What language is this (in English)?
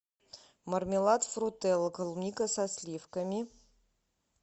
Russian